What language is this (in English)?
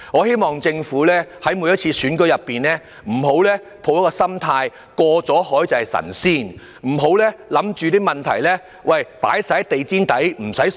Cantonese